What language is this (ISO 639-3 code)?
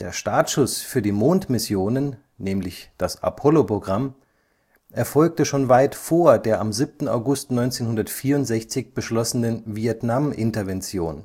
deu